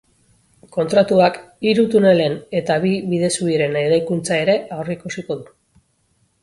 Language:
Basque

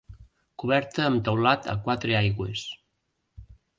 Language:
Catalan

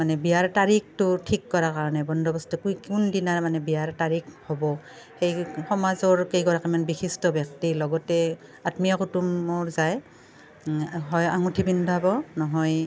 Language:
Assamese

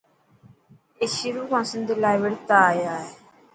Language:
Dhatki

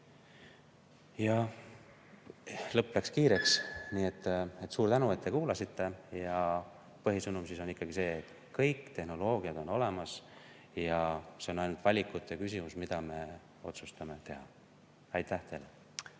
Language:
Estonian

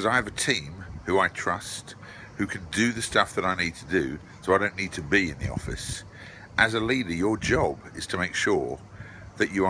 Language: English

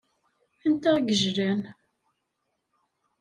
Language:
Kabyle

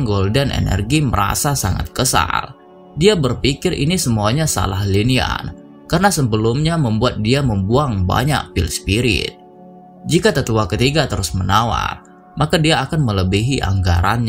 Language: Indonesian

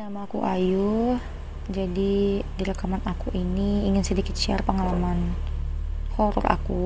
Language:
Indonesian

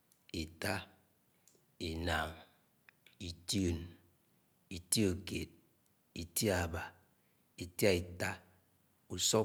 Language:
Anaang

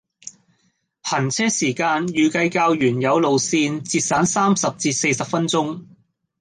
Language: Cantonese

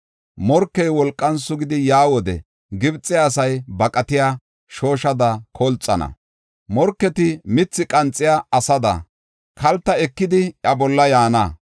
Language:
Gofa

